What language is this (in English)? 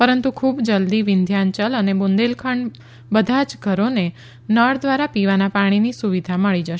Gujarati